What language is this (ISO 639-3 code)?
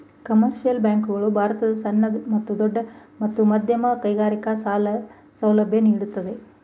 kan